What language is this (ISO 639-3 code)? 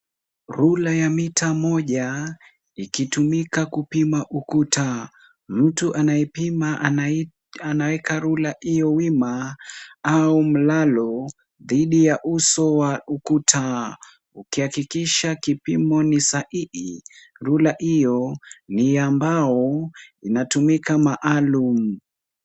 swa